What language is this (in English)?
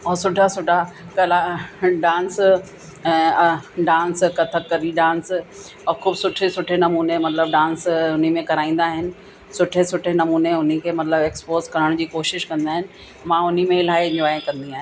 Sindhi